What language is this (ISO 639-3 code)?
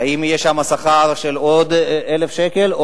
heb